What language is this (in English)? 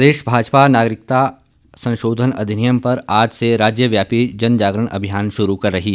Hindi